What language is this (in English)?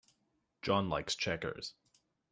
English